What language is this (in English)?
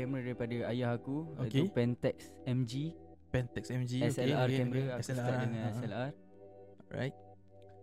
Malay